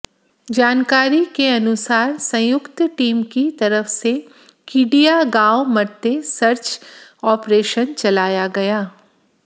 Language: Hindi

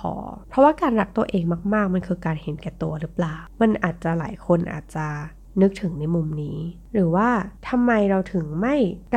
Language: Thai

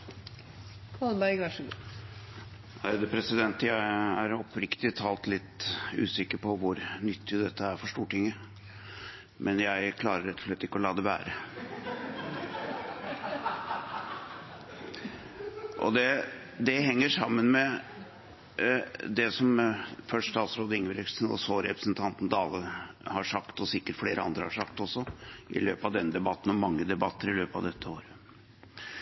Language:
Norwegian Bokmål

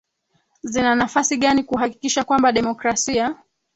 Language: Swahili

